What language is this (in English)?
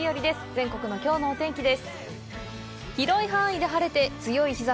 Japanese